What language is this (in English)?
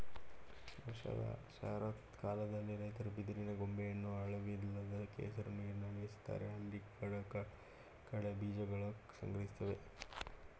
Kannada